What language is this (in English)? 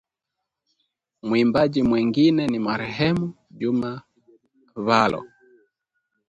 Swahili